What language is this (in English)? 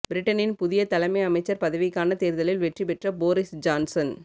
Tamil